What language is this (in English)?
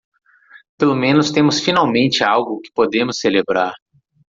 Portuguese